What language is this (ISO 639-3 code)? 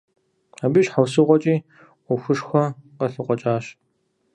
kbd